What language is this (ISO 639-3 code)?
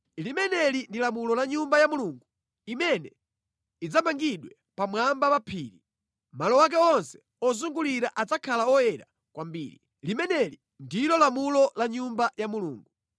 nya